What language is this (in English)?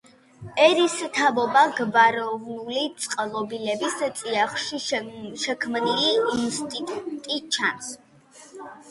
Georgian